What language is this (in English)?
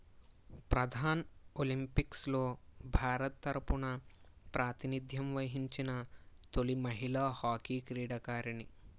Telugu